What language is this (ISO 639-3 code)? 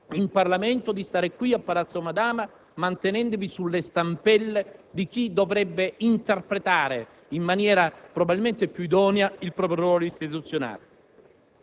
ita